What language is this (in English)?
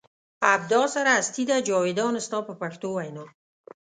Pashto